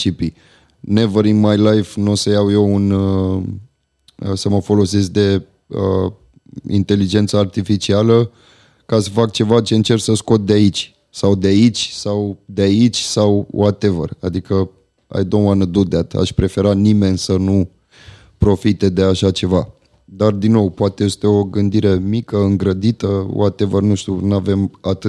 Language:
Romanian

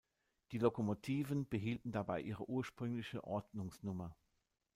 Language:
German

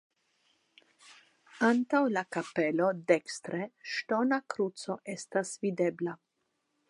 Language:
Esperanto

